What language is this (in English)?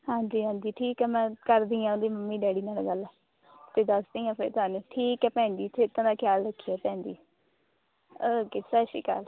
Punjabi